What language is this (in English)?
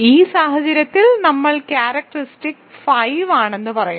Malayalam